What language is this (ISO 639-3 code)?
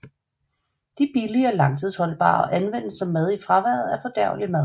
dan